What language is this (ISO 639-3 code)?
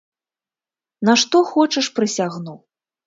bel